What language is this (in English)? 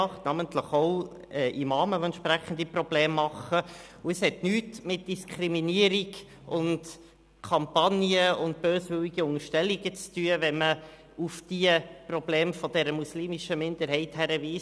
Swiss German